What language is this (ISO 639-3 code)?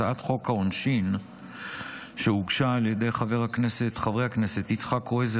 heb